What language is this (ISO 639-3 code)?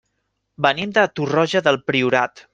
cat